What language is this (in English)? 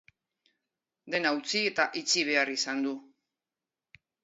Basque